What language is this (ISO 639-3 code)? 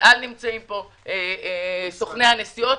heb